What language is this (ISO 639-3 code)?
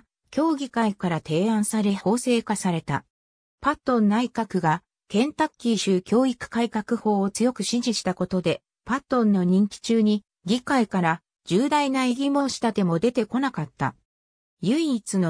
jpn